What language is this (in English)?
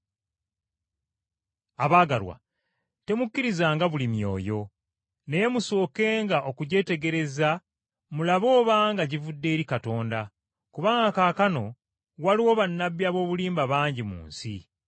Ganda